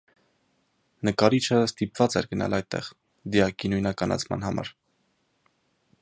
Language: Armenian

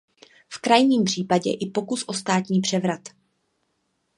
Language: Czech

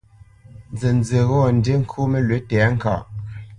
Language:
Bamenyam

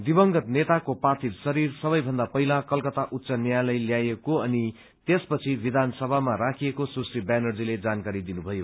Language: Nepali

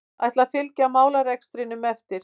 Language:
Icelandic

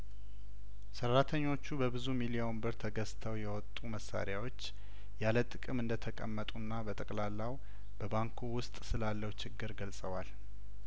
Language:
Amharic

